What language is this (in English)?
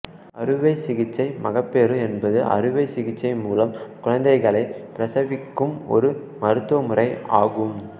Tamil